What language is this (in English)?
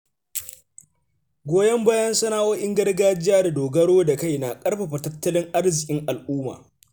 Hausa